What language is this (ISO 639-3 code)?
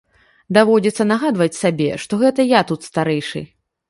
bel